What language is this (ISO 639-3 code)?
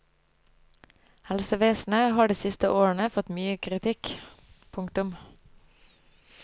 nor